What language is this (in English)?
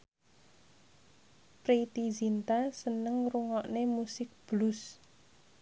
Javanese